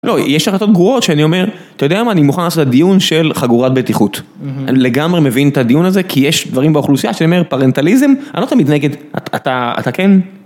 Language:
Hebrew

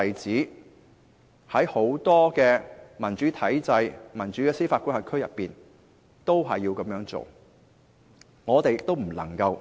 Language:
Cantonese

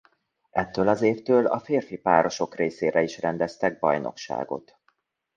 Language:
Hungarian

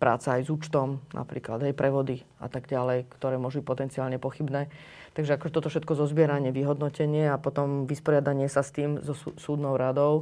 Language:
Slovak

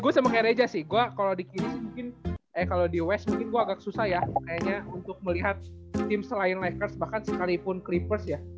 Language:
Indonesian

